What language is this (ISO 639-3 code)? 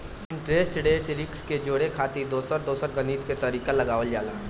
bho